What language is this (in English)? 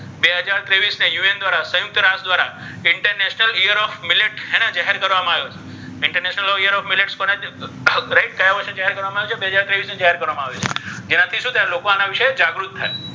Gujarati